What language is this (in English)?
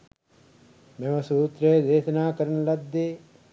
Sinhala